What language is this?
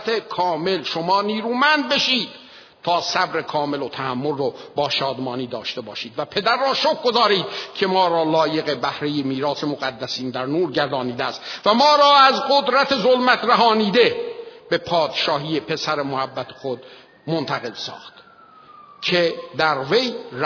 Persian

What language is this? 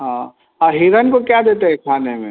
Hindi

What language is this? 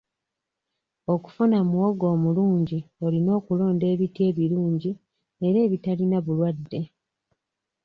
Ganda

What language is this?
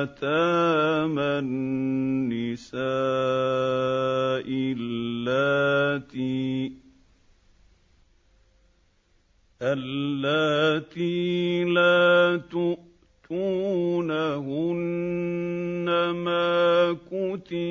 Arabic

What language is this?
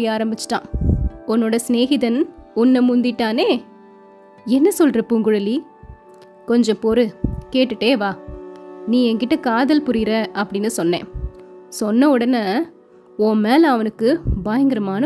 Tamil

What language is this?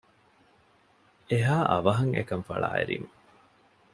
Divehi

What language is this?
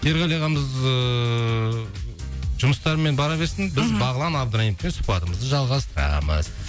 Kazakh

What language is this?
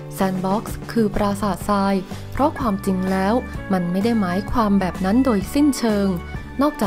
Thai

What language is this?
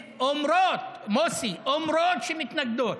Hebrew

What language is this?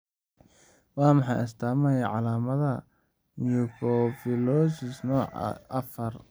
Somali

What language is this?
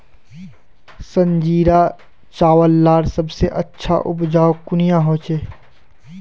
Magahi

